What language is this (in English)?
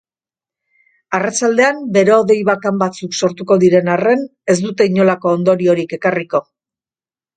Basque